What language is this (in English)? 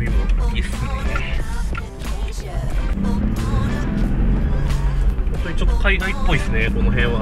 Japanese